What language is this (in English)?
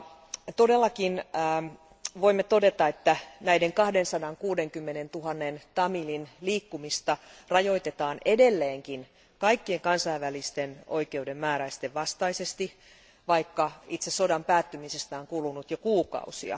Finnish